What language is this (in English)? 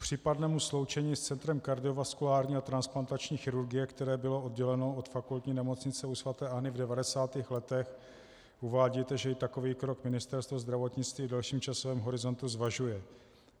Czech